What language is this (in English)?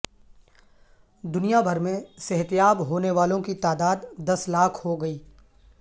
Urdu